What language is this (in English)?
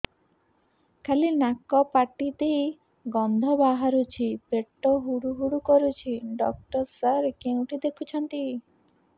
Odia